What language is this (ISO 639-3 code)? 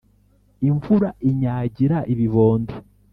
kin